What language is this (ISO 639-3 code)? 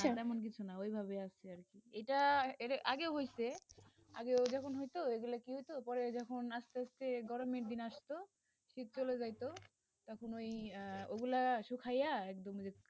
ben